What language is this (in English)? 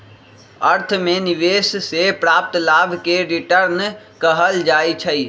Magahi